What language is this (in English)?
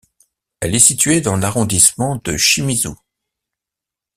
French